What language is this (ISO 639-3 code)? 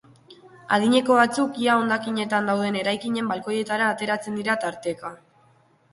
eus